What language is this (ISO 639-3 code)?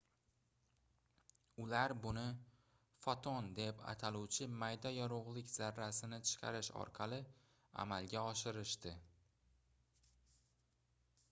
uzb